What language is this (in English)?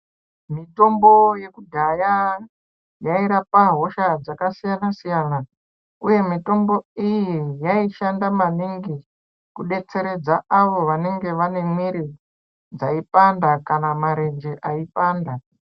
Ndau